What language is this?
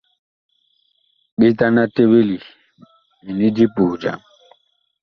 Bakoko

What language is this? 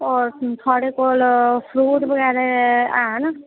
Dogri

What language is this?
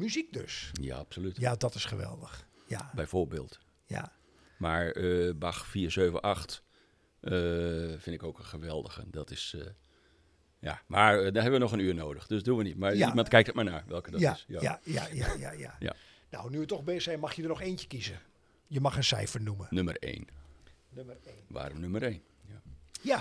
Dutch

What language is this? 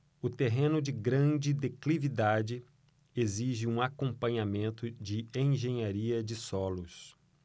Portuguese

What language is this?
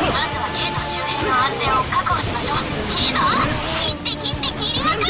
Japanese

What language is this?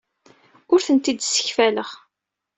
Kabyle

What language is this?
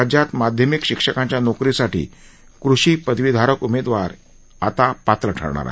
Marathi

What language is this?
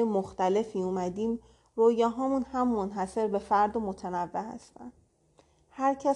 Persian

